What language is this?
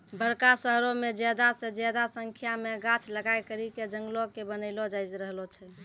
Maithili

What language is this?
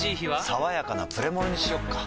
Japanese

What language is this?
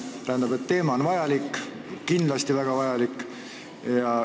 Estonian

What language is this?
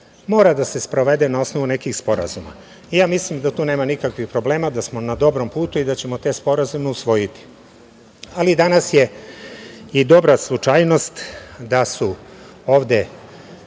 Serbian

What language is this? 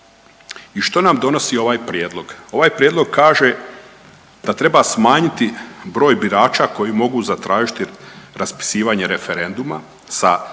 Croatian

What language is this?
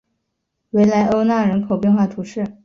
Chinese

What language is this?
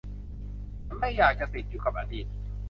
Thai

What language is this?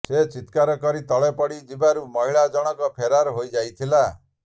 Odia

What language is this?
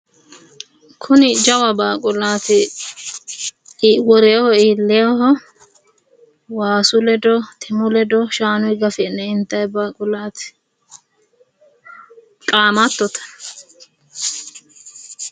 Sidamo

